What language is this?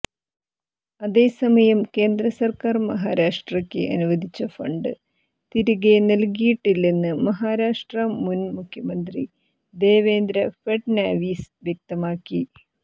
Malayalam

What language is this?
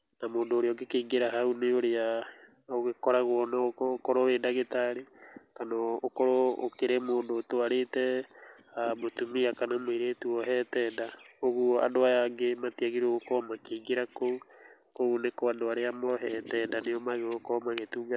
Kikuyu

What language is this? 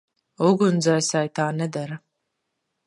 Latvian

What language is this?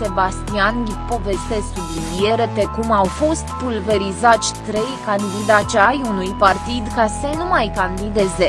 Romanian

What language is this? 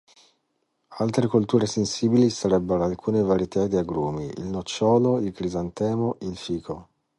Italian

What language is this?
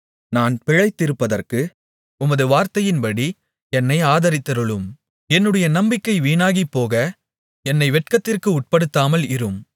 Tamil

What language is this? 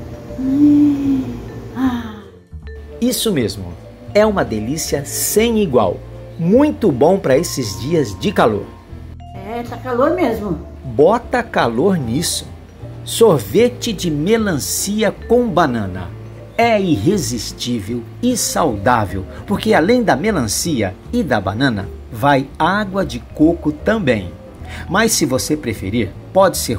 Portuguese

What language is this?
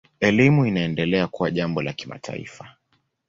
Swahili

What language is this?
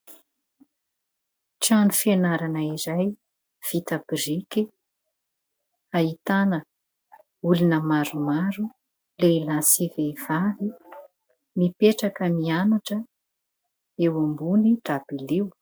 Malagasy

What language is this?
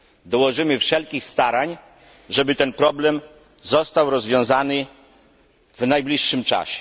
Polish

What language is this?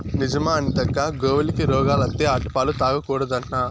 Telugu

